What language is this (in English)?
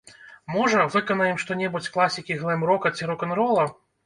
Belarusian